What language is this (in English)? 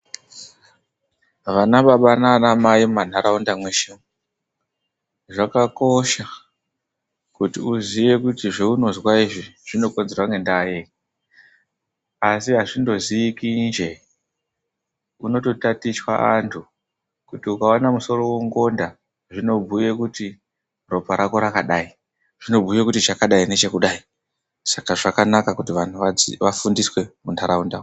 Ndau